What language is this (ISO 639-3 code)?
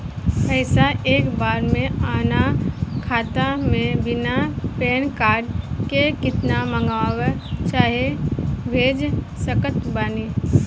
bho